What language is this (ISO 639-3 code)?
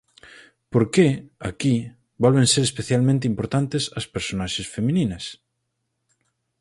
glg